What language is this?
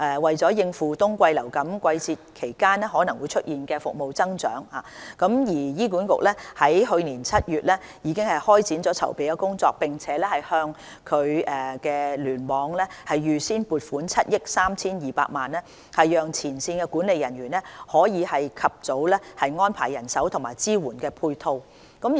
Cantonese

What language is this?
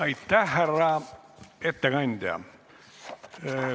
Estonian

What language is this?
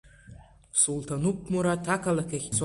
Abkhazian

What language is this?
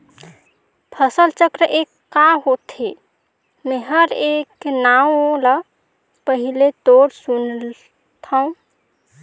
Chhattisgarhi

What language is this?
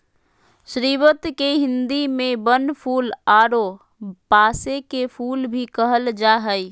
Magahi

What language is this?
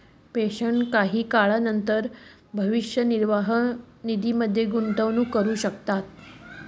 Marathi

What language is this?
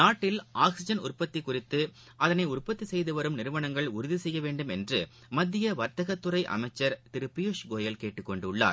Tamil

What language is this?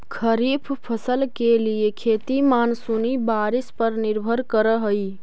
Magahi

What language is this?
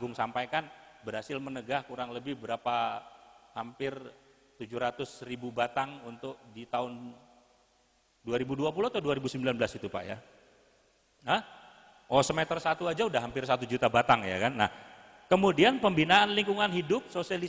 Indonesian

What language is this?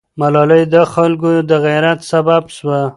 Pashto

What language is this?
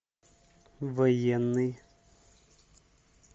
Russian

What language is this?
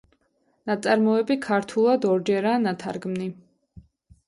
Georgian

